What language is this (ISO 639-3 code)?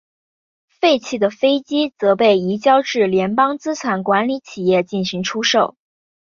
zho